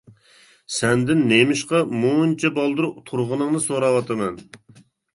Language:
Uyghur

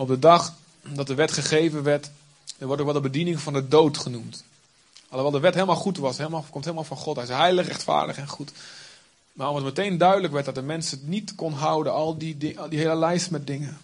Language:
Dutch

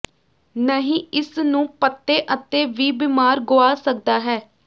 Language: Punjabi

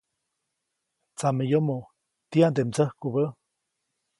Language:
Copainalá Zoque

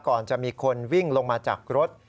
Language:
Thai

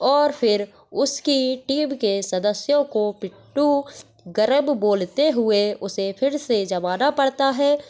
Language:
Hindi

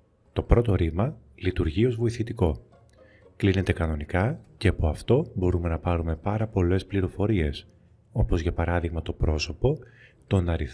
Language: Greek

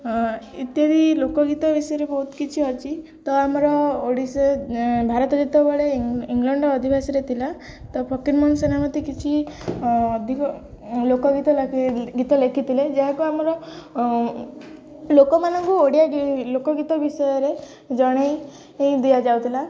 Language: Odia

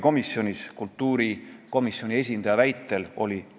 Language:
Estonian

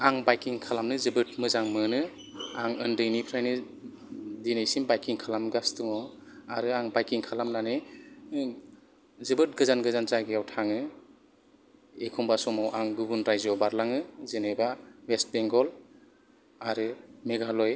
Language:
Bodo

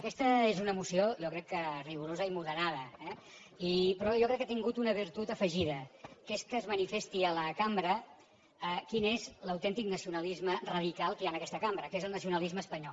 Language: Catalan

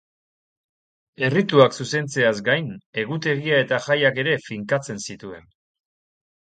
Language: Basque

